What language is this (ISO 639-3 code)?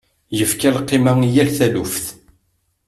kab